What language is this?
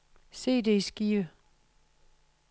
Danish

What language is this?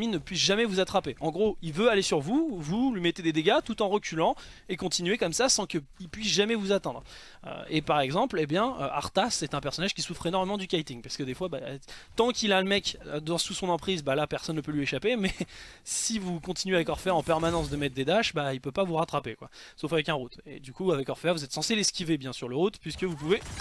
French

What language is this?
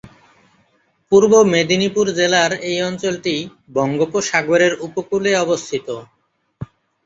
Bangla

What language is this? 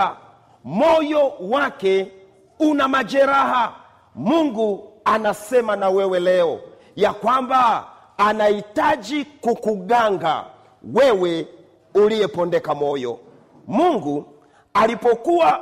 Swahili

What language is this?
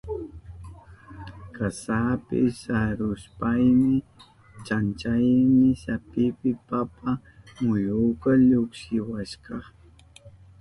Southern Pastaza Quechua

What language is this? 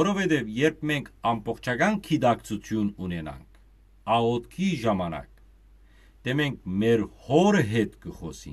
Turkish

